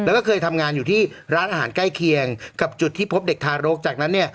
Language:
Thai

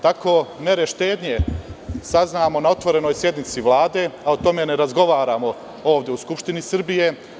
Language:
Serbian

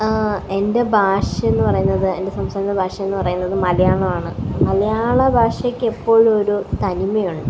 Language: Malayalam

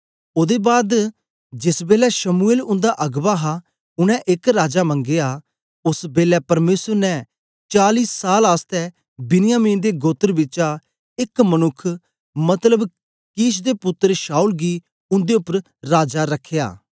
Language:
Dogri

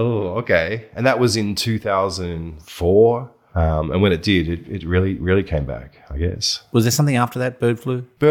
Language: English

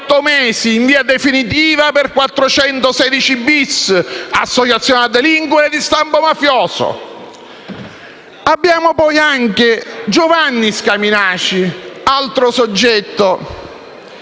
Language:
Italian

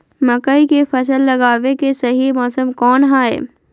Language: Magahi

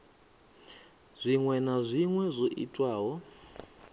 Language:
Venda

